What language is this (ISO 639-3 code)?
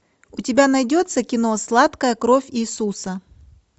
rus